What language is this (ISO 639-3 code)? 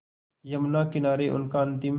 hin